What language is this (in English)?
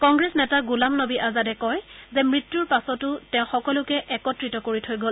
Assamese